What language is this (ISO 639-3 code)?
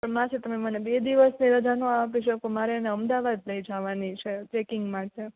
guj